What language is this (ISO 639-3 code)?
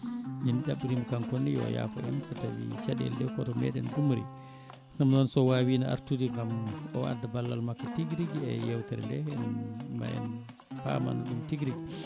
ful